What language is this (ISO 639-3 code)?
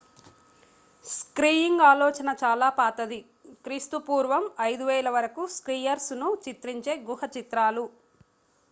tel